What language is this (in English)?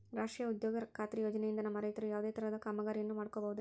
Kannada